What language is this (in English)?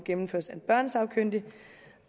Danish